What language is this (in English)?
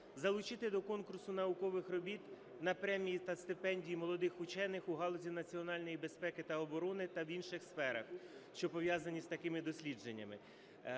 Ukrainian